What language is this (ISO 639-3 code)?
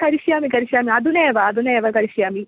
san